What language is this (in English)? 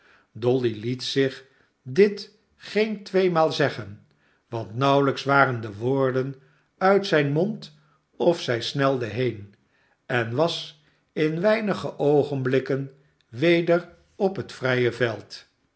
Dutch